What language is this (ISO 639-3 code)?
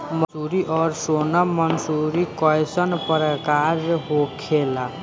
bho